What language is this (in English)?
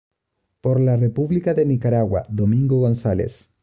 Spanish